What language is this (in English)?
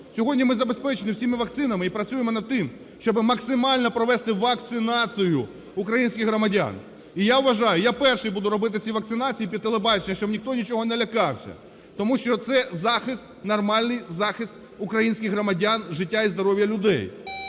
Ukrainian